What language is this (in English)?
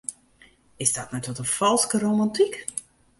Western Frisian